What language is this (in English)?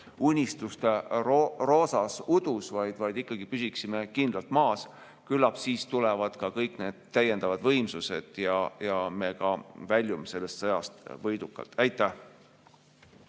Estonian